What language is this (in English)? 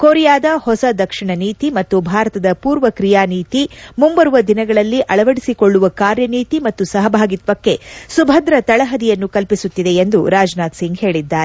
Kannada